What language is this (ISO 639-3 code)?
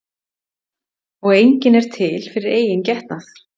isl